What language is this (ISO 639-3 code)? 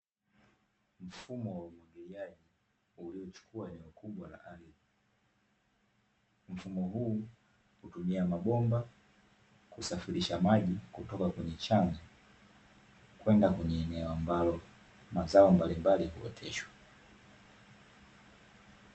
swa